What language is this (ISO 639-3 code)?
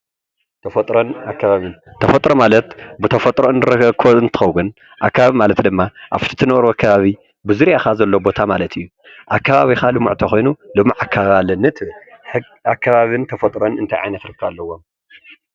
tir